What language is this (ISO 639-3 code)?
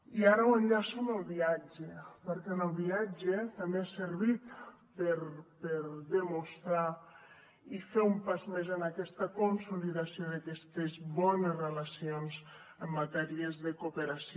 cat